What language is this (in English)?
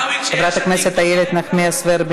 Hebrew